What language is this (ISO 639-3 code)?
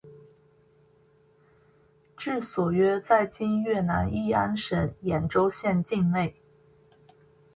zho